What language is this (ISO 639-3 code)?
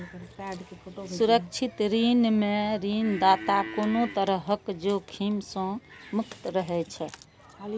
mai